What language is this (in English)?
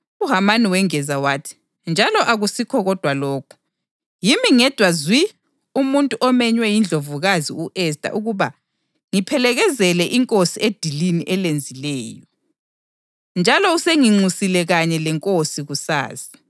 North Ndebele